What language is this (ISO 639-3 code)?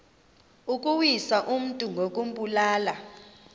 xho